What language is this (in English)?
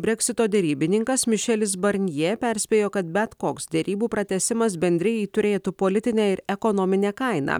Lithuanian